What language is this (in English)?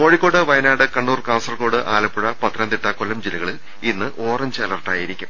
Malayalam